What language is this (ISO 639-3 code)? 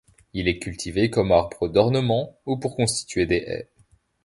fra